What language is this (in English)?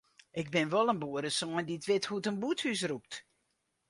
Western Frisian